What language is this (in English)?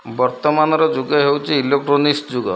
Odia